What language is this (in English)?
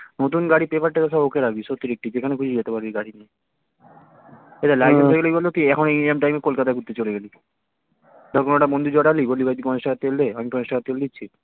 Bangla